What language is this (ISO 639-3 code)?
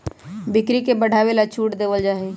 mag